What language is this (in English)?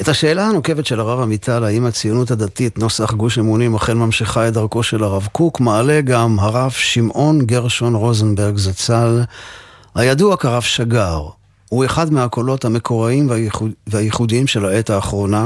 Hebrew